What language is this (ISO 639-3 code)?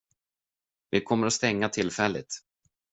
swe